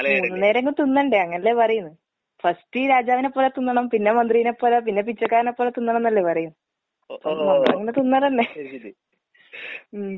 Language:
Malayalam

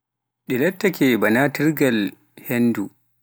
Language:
Pular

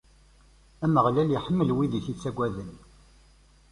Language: Kabyle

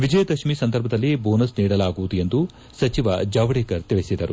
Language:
Kannada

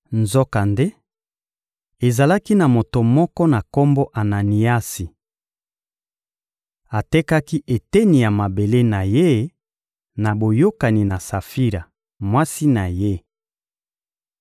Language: Lingala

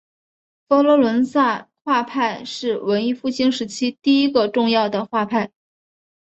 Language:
Chinese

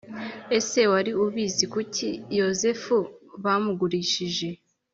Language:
Kinyarwanda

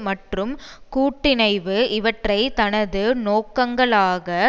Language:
Tamil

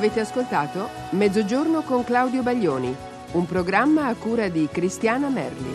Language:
Italian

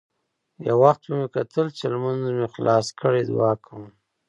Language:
Pashto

